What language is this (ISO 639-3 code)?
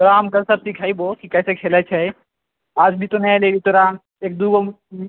mai